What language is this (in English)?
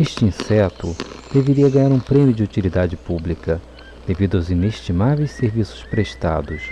Portuguese